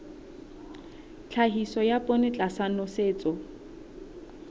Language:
Southern Sotho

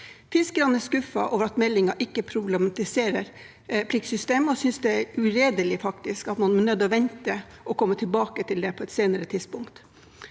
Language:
Norwegian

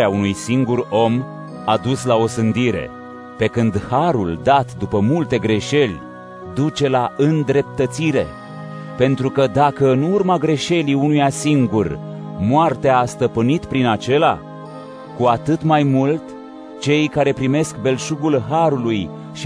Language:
Romanian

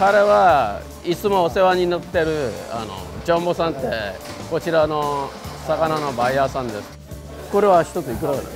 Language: Japanese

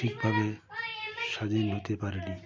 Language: Bangla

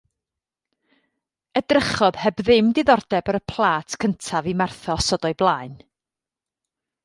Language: Welsh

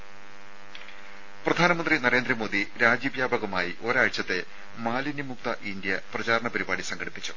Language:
Malayalam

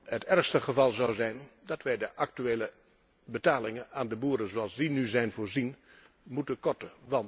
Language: Dutch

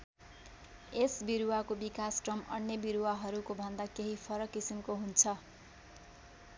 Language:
Nepali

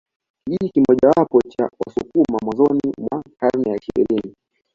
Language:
Swahili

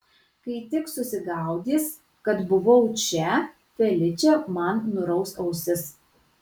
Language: Lithuanian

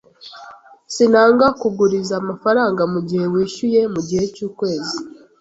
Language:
Kinyarwanda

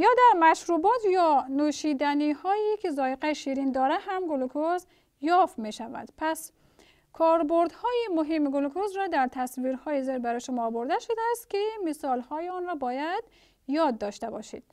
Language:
Persian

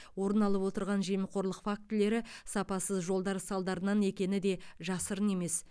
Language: Kazakh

